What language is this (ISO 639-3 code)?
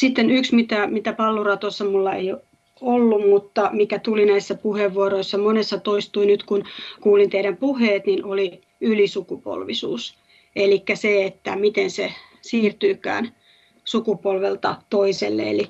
fin